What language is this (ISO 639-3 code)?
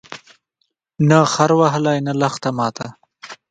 pus